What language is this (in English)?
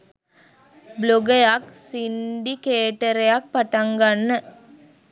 Sinhala